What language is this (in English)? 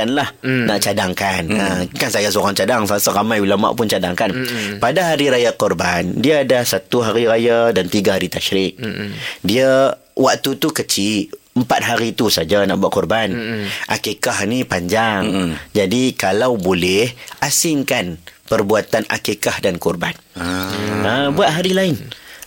Malay